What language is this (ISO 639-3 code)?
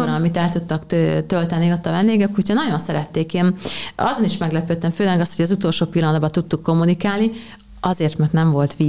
hun